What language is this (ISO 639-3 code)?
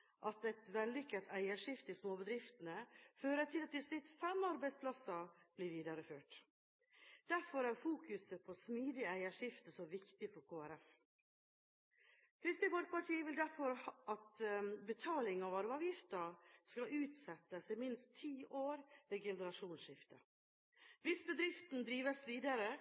nob